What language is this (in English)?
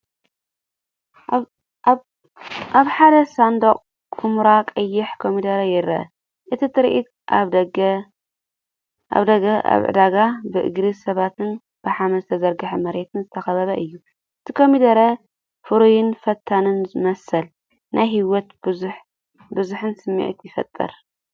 Tigrinya